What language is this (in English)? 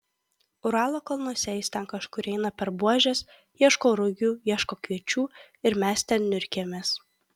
Lithuanian